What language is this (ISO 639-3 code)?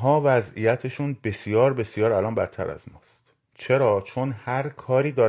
fas